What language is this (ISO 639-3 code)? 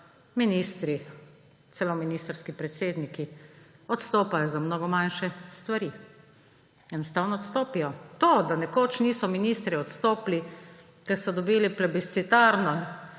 slv